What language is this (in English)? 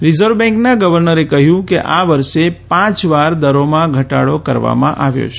Gujarati